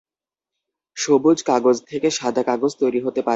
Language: Bangla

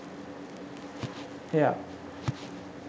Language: Sinhala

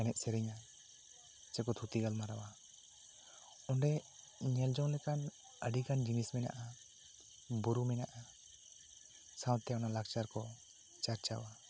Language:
Santali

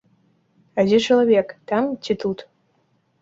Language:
Belarusian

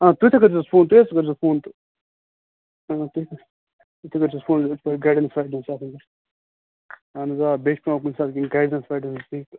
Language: Kashmiri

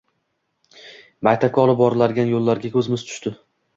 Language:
Uzbek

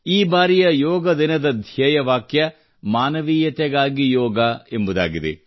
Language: Kannada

